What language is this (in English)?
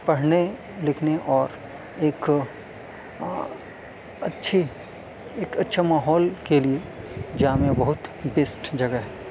Urdu